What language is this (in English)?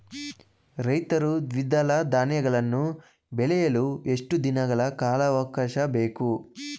Kannada